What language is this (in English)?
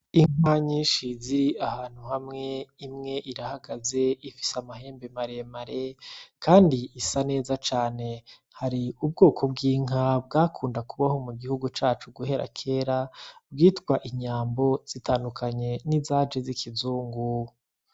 Rundi